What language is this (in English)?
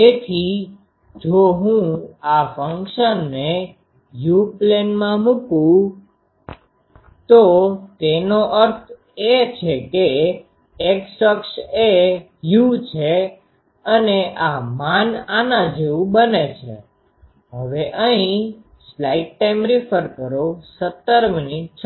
Gujarati